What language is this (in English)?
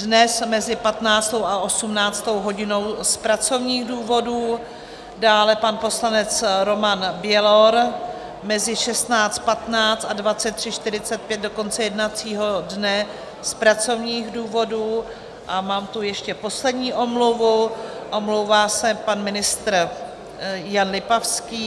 Czech